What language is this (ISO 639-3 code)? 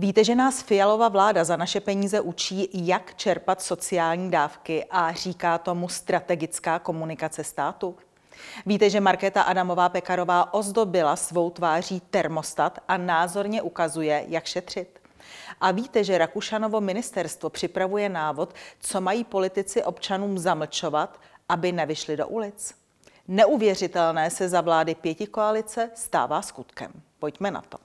ces